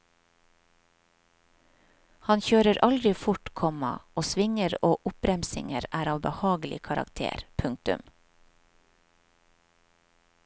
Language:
Norwegian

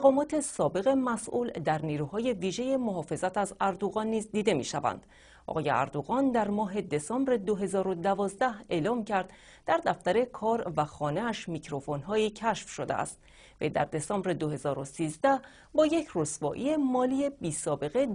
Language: Persian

